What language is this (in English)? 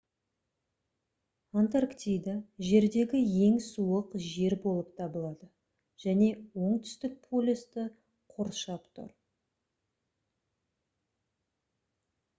Kazakh